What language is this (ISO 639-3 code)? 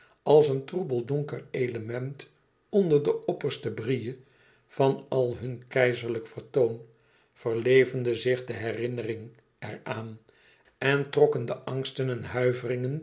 nld